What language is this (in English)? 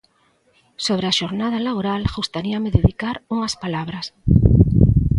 Galician